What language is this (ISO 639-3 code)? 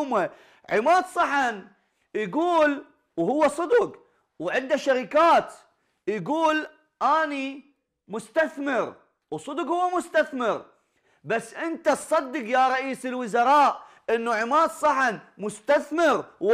ara